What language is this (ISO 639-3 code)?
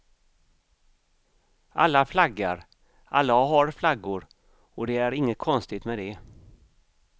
swe